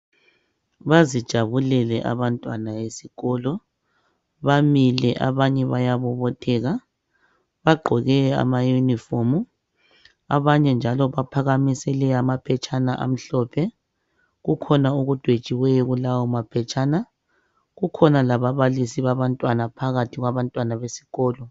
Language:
North Ndebele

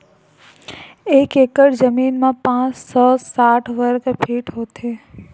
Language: Chhattisgarhi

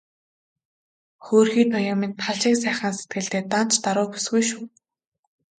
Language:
Mongolian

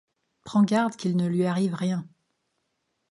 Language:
French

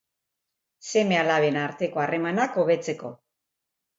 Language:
Basque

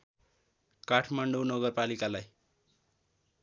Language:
Nepali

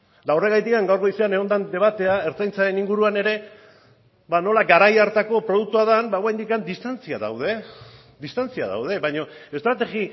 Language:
Basque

